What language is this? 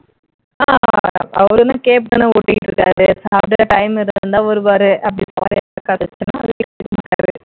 Tamil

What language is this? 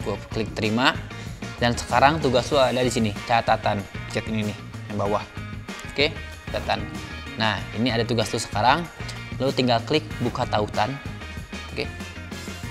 Indonesian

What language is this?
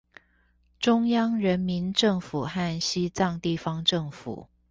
Chinese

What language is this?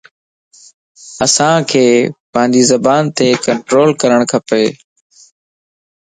Lasi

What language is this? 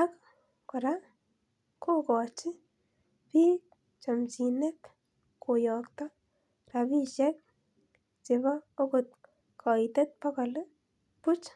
Kalenjin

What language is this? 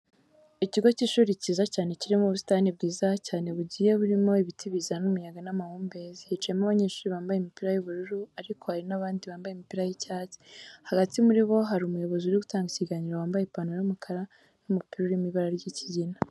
Kinyarwanda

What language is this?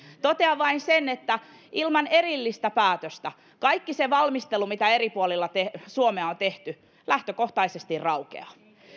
Finnish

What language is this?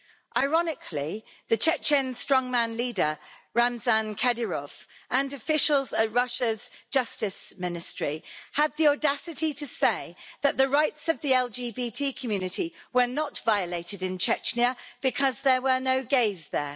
English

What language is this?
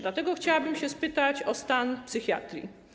Polish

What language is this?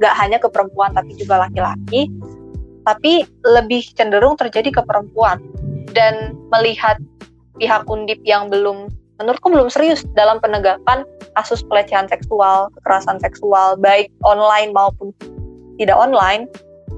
Indonesian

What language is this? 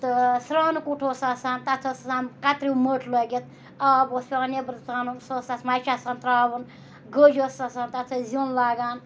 Kashmiri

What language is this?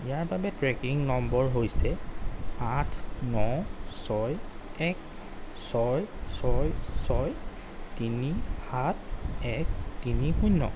Assamese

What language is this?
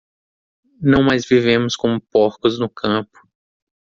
Portuguese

